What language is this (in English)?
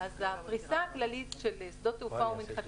Hebrew